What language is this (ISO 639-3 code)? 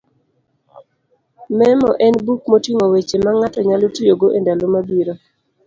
luo